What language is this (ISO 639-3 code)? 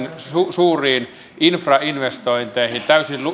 fin